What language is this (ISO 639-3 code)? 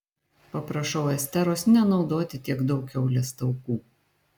lit